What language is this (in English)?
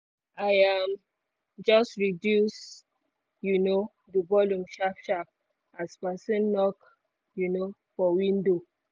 Nigerian Pidgin